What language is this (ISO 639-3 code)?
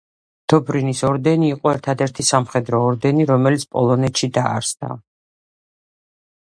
kat